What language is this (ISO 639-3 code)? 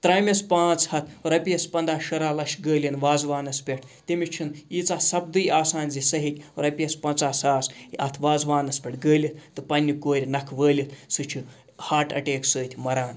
kas